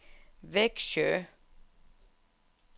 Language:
Danish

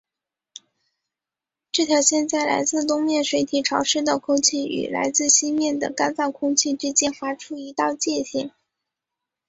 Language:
Chinese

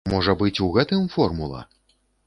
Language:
Belarusian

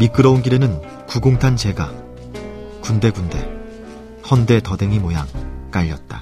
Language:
Korean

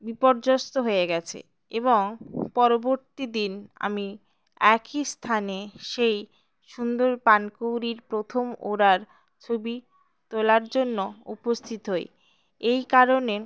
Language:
Bangla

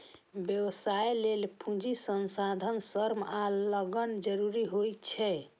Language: Maithili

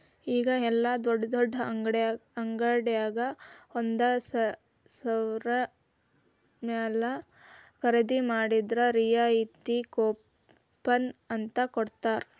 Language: Kannada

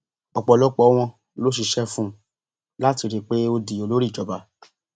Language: Yoruba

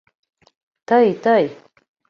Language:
Mari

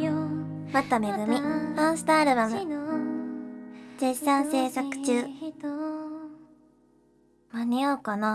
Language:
Japanese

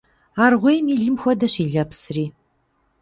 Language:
Kabardian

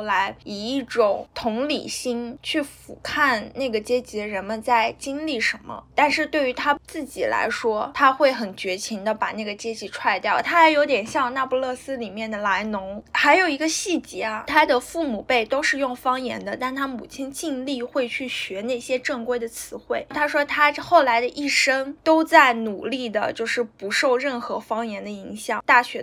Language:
Chinese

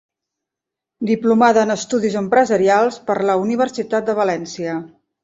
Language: Catalan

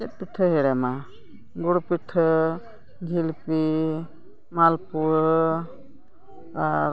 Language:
Santali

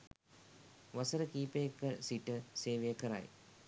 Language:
Sinhala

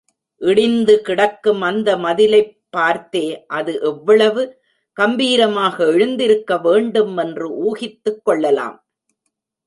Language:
Tamil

